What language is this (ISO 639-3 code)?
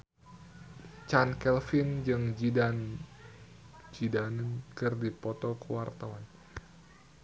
sun